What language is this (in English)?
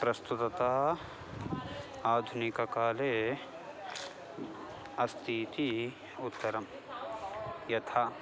Sanskrit